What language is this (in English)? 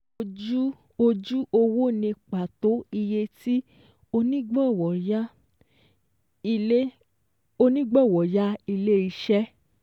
Yoruba